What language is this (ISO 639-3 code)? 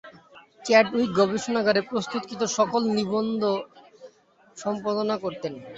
ben